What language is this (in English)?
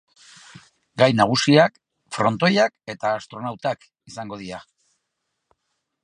Basque